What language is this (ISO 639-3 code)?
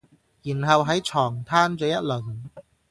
yue